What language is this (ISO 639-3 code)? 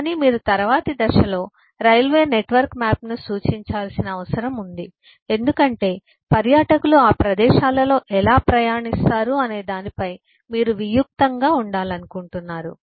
tel